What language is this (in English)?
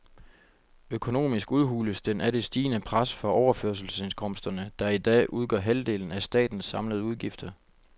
Danish